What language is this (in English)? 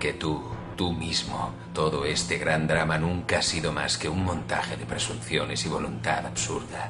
Spanish